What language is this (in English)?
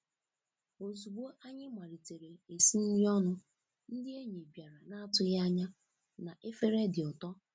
Igbo